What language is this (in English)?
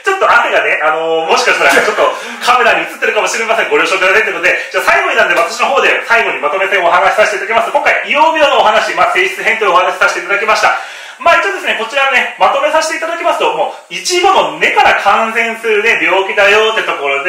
Japanese